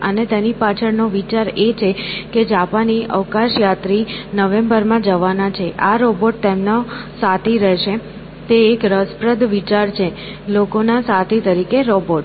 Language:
Gujarati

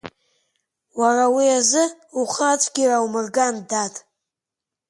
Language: Abkhazian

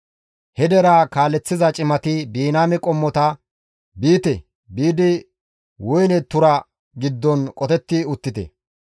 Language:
Gamo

